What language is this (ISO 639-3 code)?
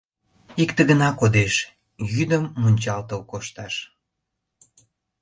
chm